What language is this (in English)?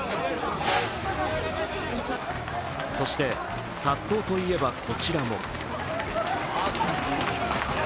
Japanese